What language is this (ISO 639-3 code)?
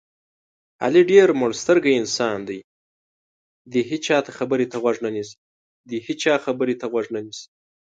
pus